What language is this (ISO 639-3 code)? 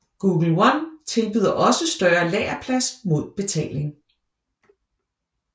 dan